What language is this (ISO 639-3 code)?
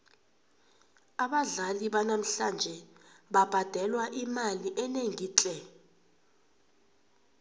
nbl